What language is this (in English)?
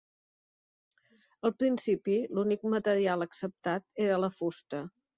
Catalan